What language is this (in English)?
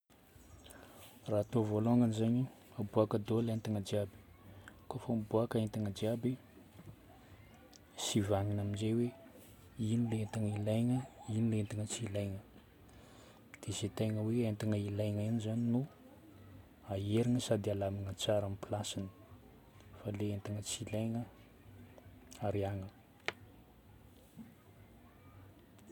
Northern Betsimisaraka Malagasy